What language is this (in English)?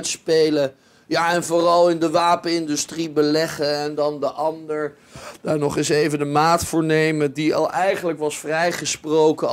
Dutch